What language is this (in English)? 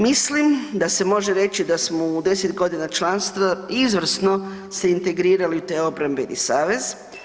Croatian